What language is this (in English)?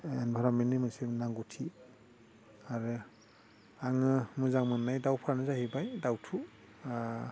Bodo